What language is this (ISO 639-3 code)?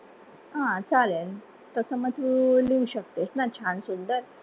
mar